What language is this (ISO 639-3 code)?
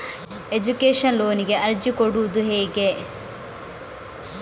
kan